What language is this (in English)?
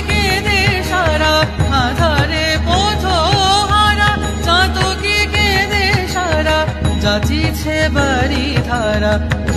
Bangla